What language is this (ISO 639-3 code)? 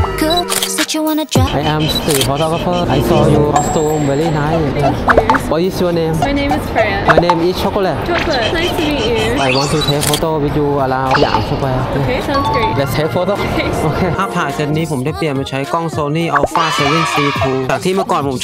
tha